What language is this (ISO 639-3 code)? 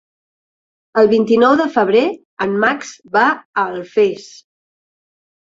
cat